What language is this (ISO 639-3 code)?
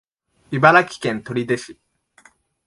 jpn